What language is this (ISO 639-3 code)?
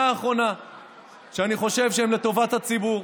heb